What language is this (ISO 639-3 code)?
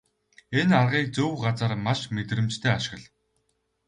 mon